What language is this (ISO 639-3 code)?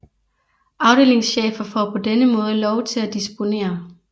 dan